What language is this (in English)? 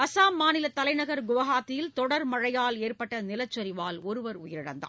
Tamil